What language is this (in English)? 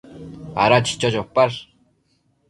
Matsés